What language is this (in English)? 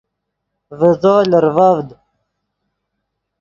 Yidgha